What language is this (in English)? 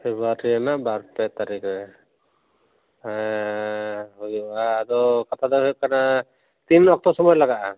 Santali